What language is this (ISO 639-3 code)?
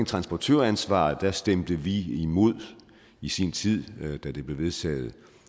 dan